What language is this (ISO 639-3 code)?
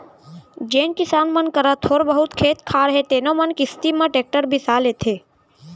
hne